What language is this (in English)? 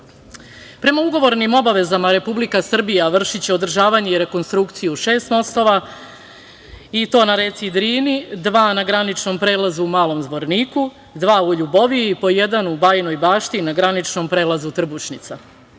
Serbian